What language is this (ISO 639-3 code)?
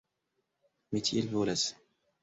epo